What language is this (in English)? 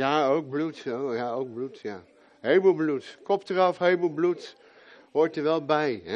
Dutch